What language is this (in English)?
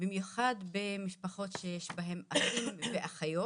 Hebrew